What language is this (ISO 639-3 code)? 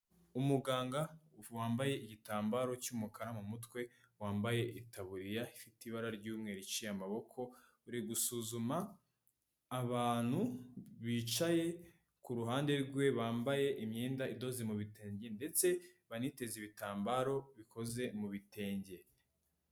kin